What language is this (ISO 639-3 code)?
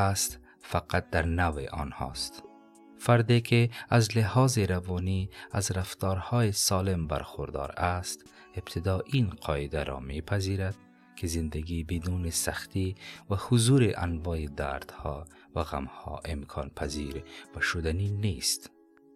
fas